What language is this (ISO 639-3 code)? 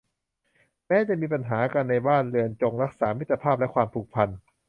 tha